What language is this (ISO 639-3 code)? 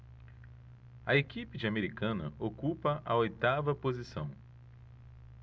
por